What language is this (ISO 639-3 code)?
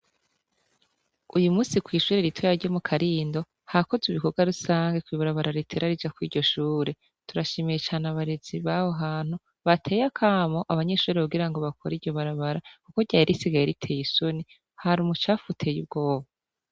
run